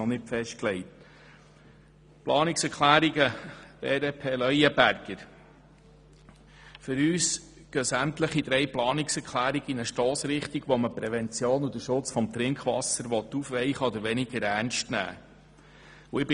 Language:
Swiss German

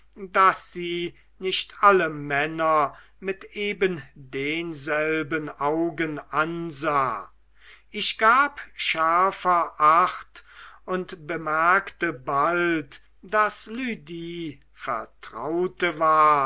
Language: German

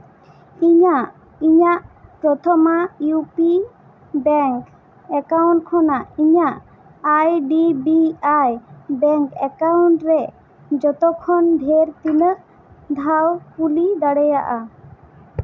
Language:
Santali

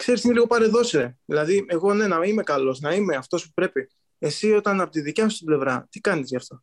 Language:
Greek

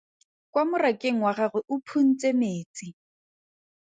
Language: Tswana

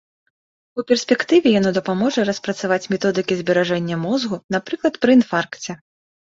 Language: Belarusian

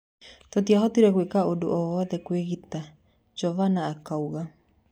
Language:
Kikuyu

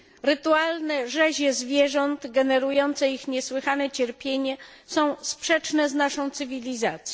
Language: Polish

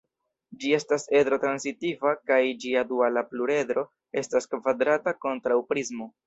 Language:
Esperanto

